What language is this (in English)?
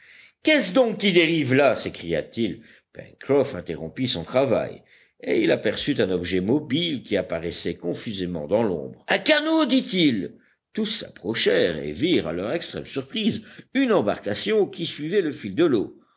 French